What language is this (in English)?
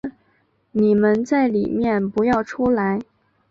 Chinese